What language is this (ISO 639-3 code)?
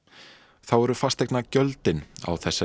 isl